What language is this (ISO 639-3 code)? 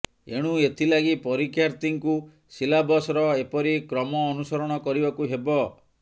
ori